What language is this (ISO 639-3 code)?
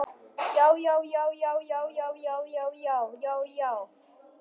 isl